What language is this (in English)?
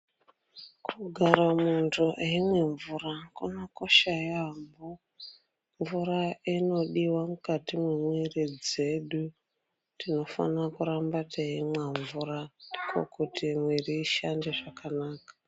Ndau